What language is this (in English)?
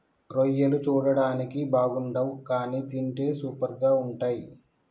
Telugu